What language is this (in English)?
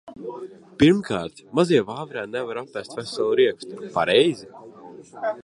Latvian